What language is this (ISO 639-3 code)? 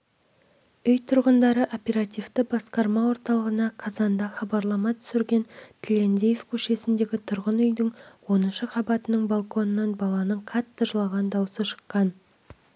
kaz